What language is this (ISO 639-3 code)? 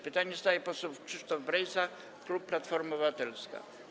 pol